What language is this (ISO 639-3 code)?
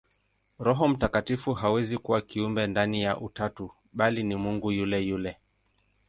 swa